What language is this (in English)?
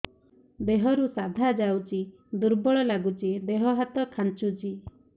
Odia